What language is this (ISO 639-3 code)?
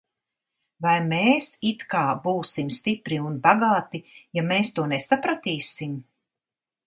lav